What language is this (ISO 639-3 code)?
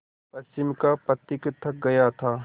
hin